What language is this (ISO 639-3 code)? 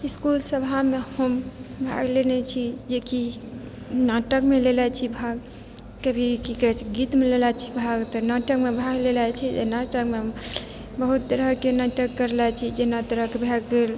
mai